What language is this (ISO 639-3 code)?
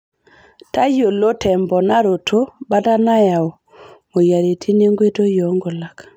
mas